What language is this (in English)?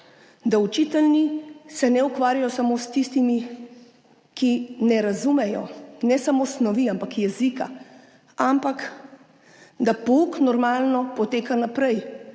Slovenian